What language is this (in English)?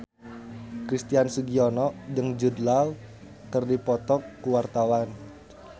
Sundanese